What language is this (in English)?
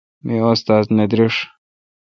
Kalkoti